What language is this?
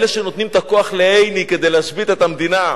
Hebrew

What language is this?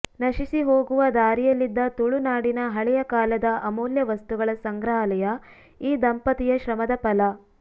Kannada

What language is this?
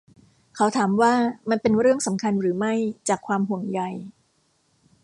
Thai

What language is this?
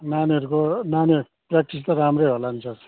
Nepali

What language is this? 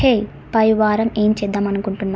Telugu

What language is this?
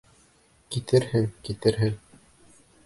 Bashkir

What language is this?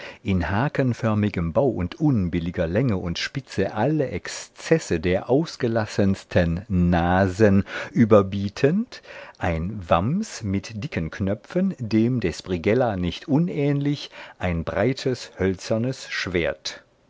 German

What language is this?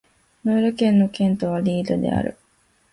Japanese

